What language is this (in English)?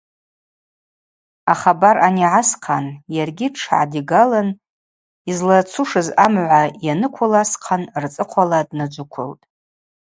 Abaza